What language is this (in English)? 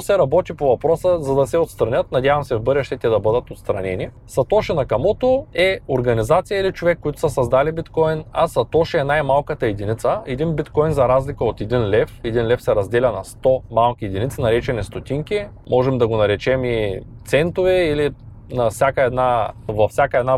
Bulgarian